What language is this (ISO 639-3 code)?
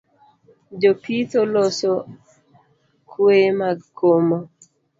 luo